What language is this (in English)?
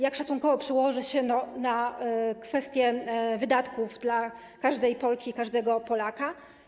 Polish